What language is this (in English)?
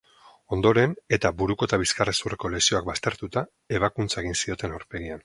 Basque